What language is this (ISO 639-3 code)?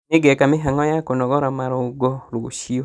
kik